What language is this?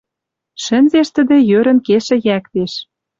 Western Mari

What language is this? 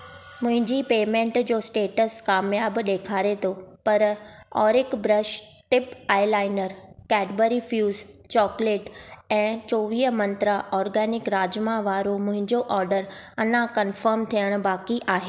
Sindhi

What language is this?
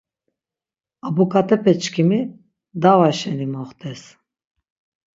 Laz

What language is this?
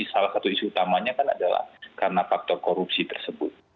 Indonesian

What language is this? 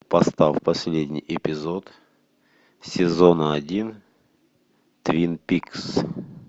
Russian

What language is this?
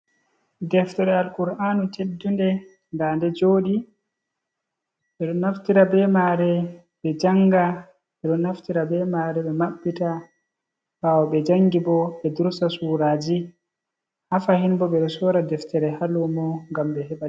Fula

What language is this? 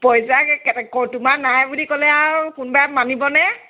Assamese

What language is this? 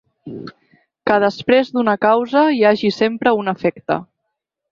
Catalan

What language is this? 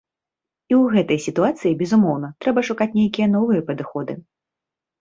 Belarusian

